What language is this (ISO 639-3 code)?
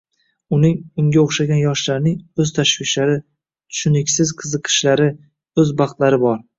uzb